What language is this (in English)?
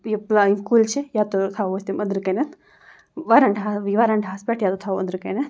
Kashmiri